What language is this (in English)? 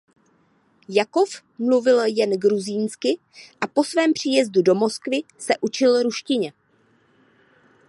Czech